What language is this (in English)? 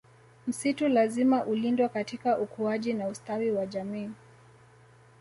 Swahili